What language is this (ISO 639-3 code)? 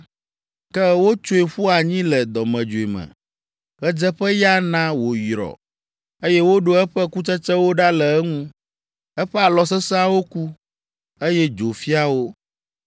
ewe